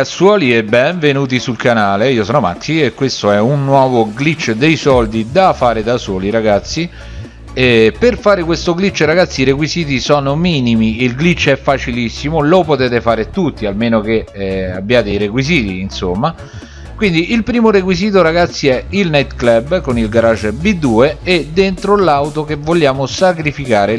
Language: Italian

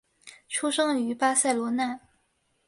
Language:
Chinese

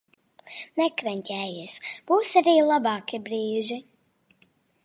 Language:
Latvian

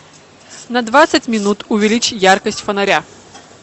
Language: Russian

